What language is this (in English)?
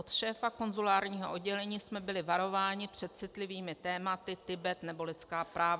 Czech